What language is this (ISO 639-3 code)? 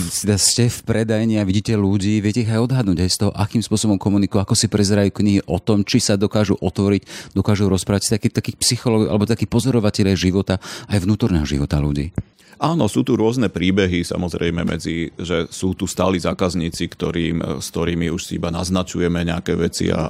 slk